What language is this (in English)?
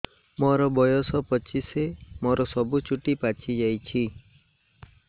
Odia